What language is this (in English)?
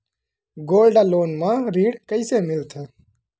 Chhattisgarhi